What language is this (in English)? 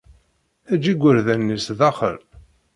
Kabyle